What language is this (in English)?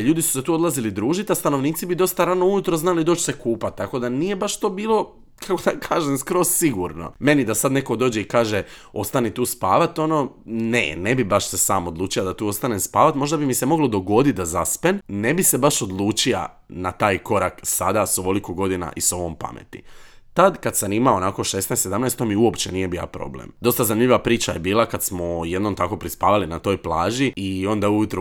Croatian